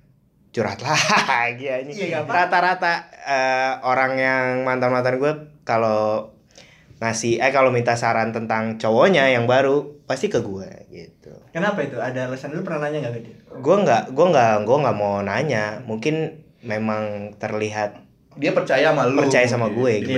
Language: Indonesian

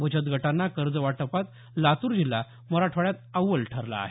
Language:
Marathi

